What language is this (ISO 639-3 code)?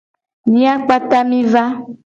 gej